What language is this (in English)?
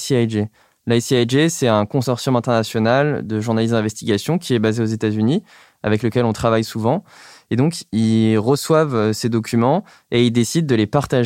French